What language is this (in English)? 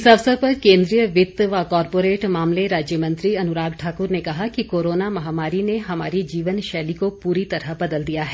Hindi